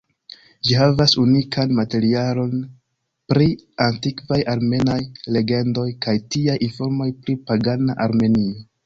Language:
Esperanto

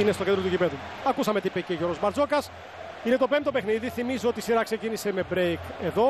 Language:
Greek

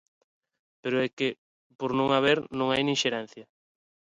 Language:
Galician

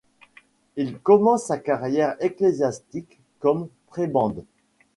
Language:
French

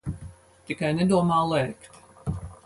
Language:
Latvian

